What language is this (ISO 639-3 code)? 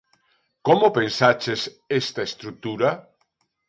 glg